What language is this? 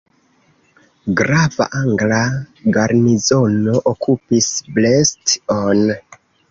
Esperanto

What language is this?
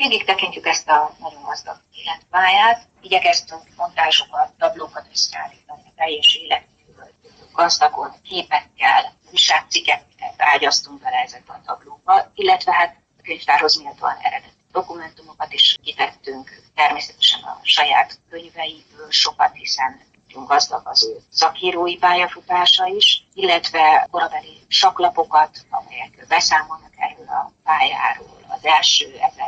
Hungarian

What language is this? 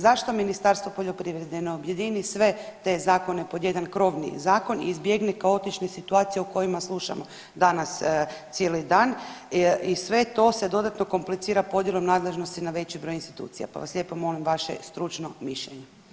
Croatian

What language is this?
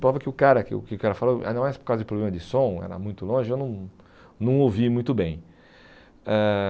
Portuguese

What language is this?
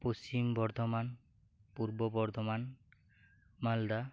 Santali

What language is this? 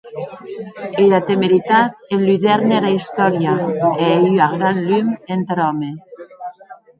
Occitan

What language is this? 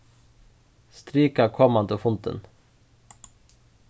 Faroese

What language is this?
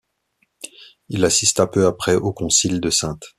French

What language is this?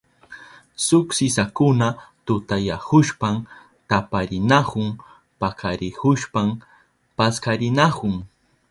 Southern Pastaza Quechua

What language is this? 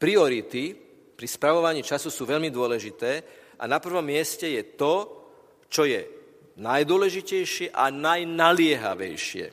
Slovak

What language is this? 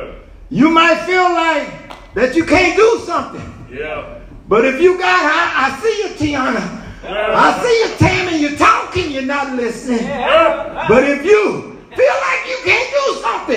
English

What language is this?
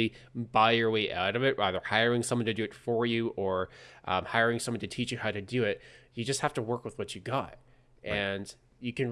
English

